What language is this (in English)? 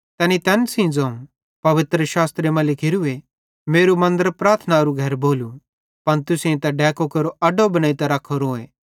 Bhadrawahi